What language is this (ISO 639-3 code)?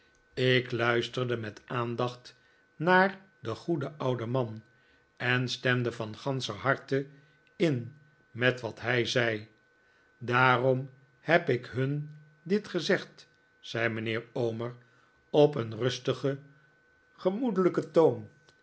nld